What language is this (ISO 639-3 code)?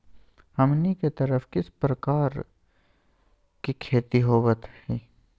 mag